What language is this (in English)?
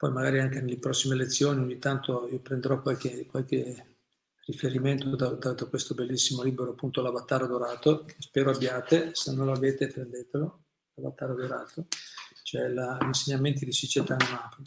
Italian